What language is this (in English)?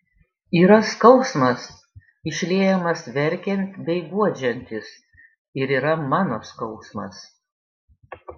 Lithuanian